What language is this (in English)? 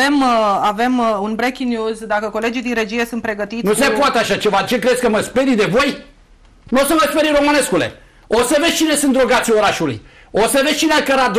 Romanian